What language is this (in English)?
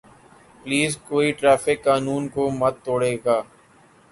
Urdu